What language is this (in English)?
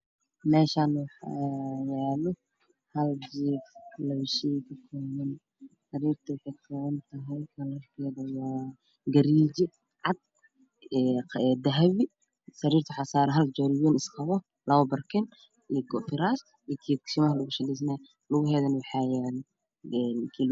Somali